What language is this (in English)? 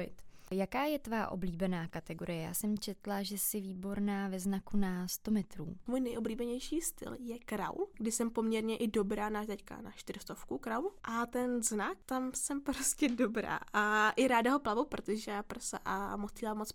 Czech